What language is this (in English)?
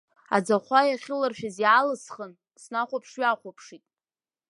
Abkhazian